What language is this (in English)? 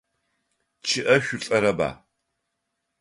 Adyghe